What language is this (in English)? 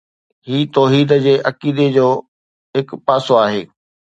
Sindhi